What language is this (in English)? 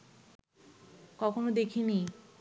Bangla